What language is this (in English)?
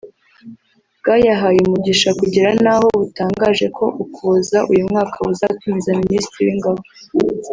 Kinyarwanda